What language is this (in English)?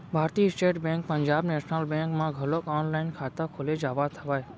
Chhattisgarhi